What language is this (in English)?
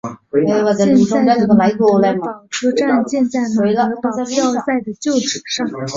Chinese